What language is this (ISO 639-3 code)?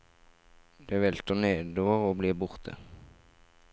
nor